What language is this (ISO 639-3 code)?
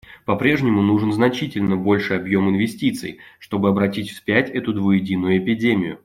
rus